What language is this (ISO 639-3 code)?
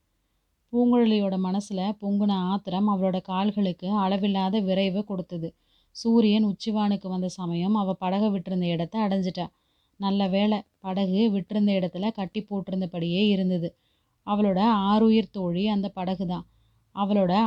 tam